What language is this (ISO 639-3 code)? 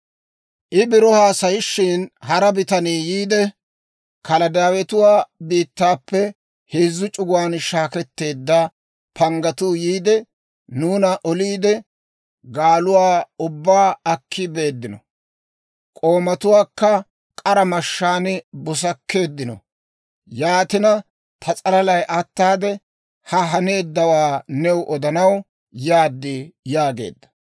dwr